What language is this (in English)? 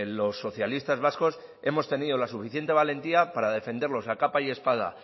Spanish